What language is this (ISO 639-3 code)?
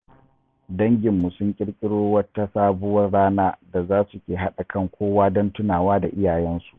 hau